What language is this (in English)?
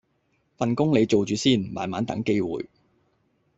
Cantonese